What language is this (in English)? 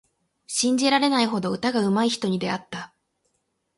Japanese